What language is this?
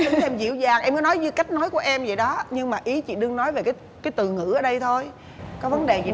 Vietnamese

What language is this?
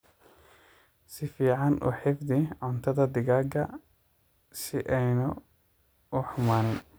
Somali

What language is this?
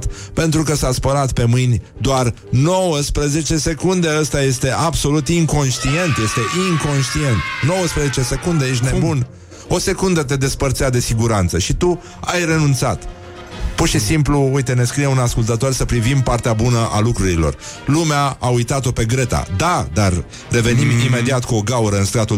Romanian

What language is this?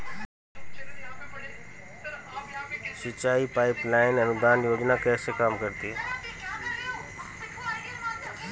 Hindi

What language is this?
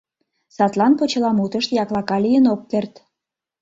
Mari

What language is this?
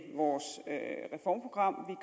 Danish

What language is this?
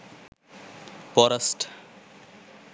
Sinhala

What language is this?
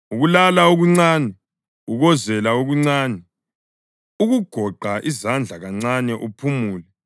North Ndebele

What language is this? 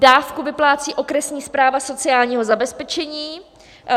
Czech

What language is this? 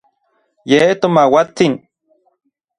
Orizaba Nahuatl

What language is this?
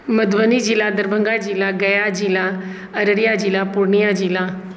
Maithili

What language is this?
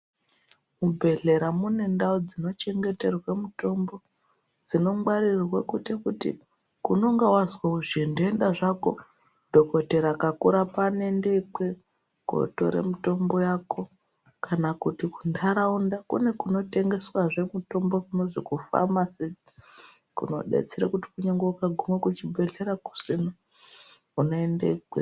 Ndau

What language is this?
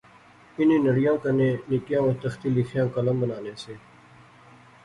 Pahari-Potwari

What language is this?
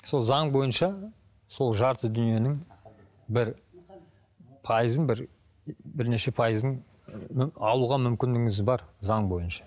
Kazakh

